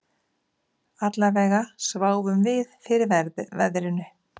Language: Icelandic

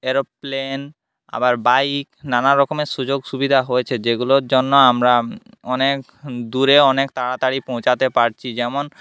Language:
Bangla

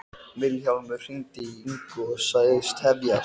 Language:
Icelandic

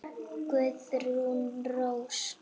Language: Icelandic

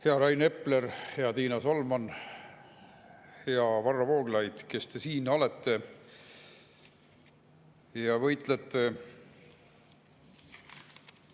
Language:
Estonian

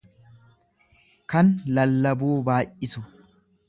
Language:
Oromo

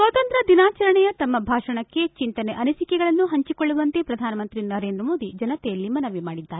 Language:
Kannada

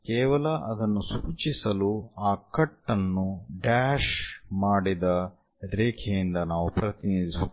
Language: Kannada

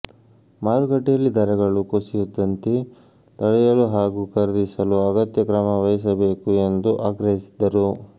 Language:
Kannada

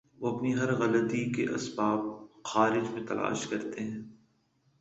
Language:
Urdu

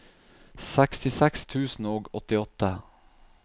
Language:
Norwegian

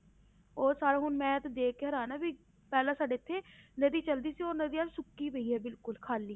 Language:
Punjabi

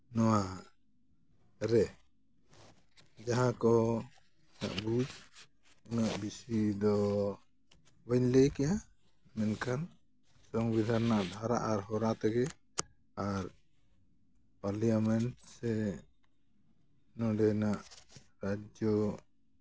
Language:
Santali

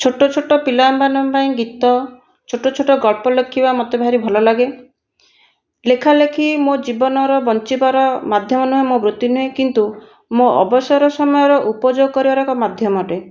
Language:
Odia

